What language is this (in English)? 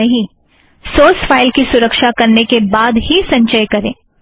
Hindi